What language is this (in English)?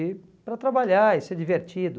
Portuguese